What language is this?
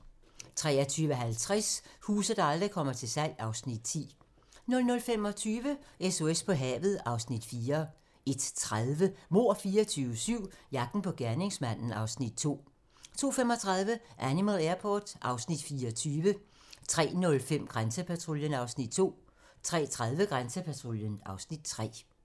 Danish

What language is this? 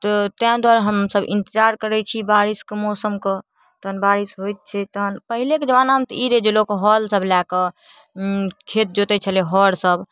Maithili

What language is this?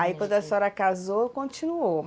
Portuguese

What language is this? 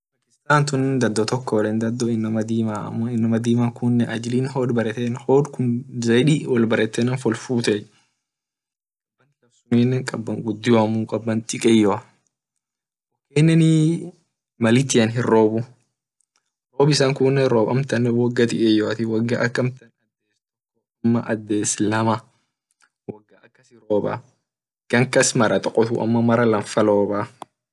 Orma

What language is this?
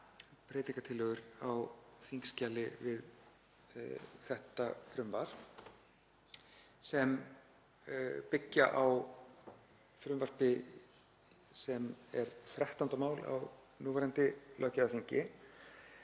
Icelandic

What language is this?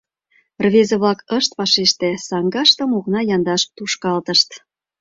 Mari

